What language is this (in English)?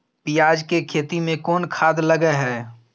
Maithili